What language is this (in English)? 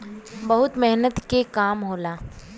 Bhojpuri